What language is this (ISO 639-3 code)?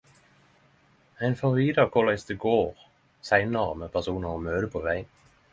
nno